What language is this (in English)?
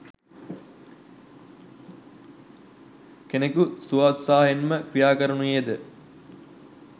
Sinhala